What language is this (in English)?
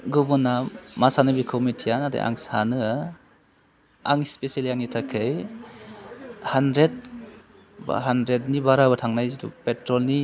Bodo